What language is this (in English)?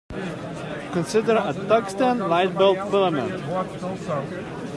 English